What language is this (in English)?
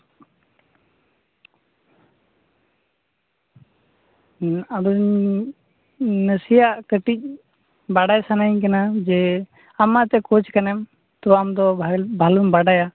Santali